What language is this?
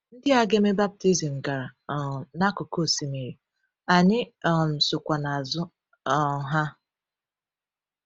Igbo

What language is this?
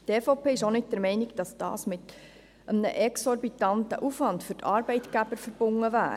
Swiss German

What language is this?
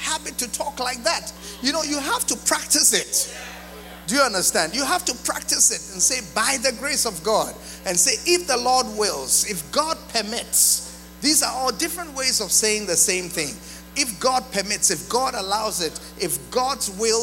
English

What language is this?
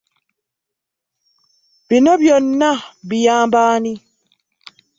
Ganda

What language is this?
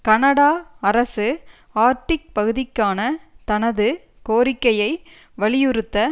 Tamil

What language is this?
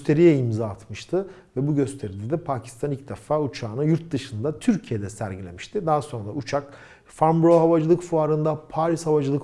Turkish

